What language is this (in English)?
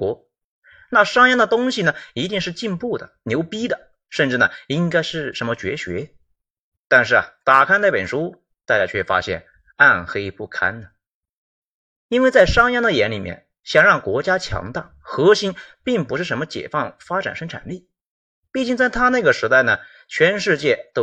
Chinese